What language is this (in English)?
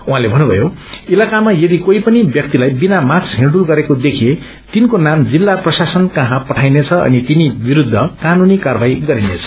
Nepali